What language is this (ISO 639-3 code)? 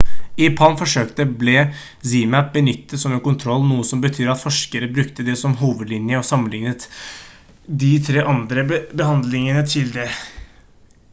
nob